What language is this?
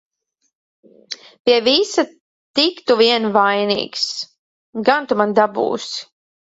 Latvian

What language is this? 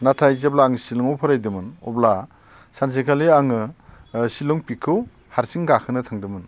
Bodo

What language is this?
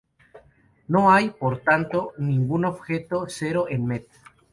Spanish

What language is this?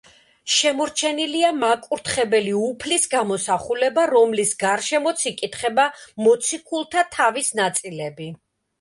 Georgian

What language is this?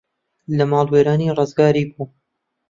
Central Kurdish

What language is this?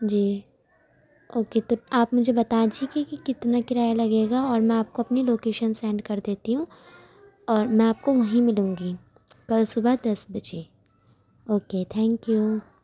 Urdu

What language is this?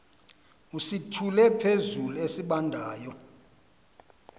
Xhosa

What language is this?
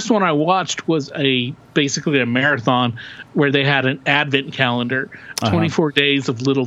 English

